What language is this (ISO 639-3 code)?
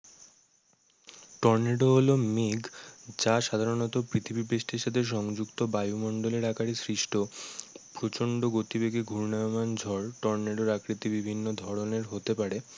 ben